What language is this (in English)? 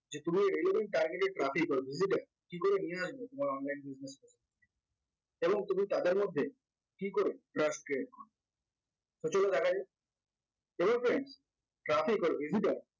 Bangla